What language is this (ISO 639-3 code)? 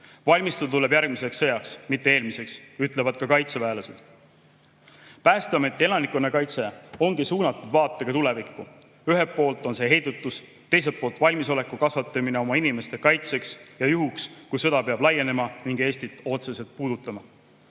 est